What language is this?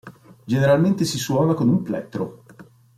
Italian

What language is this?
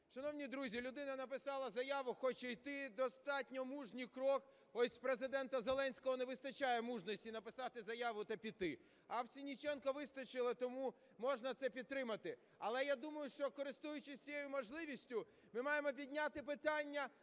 Ukrainian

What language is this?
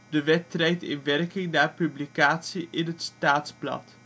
Dutch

